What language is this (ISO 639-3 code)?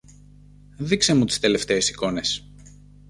ell